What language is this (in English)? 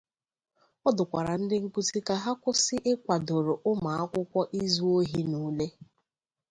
Igbo